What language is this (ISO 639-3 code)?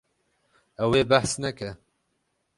kur